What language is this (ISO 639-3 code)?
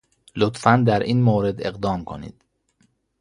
fas